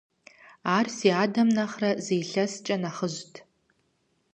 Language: Kabardian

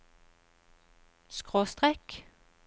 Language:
Norwegian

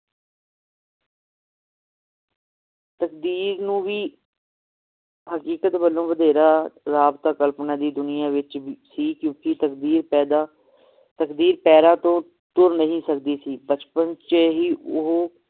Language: Punjabi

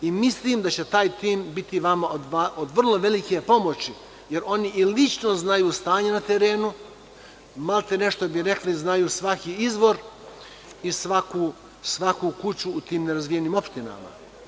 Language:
Serbian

